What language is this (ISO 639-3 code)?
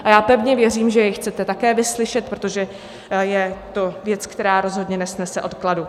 ces